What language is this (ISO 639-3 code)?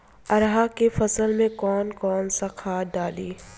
bho